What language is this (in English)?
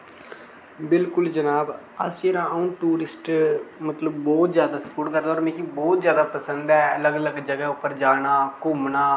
Dogri